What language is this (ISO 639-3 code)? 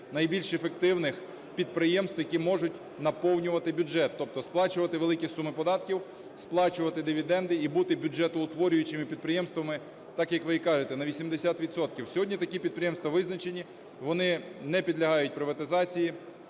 ukr